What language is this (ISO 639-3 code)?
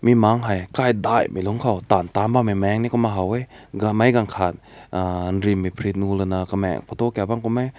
nbu